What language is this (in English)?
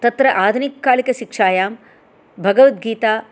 Sanskrit